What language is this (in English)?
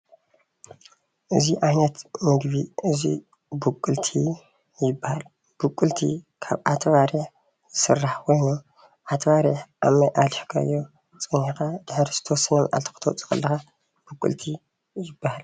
Tigrinya